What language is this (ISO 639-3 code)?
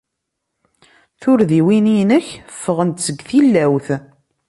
kab